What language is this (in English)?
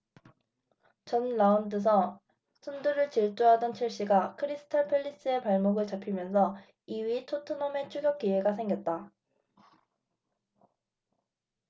Korean